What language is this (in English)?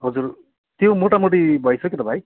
Nepali